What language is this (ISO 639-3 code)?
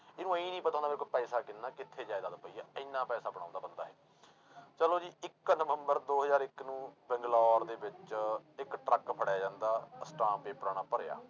pan